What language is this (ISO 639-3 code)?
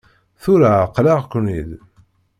kab